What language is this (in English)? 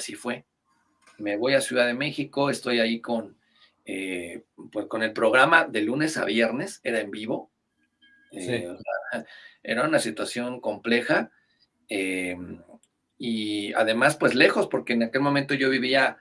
Spanish